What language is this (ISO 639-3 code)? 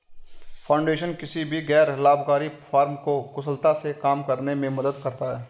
hin